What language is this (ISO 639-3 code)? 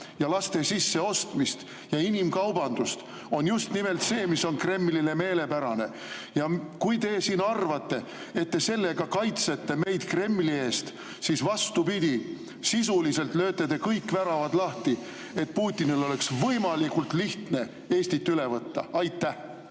est